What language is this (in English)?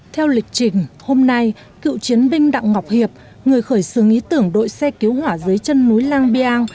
Vietnamese